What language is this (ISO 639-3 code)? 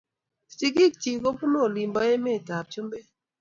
kln